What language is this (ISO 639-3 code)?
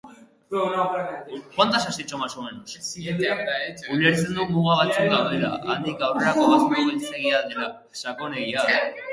eus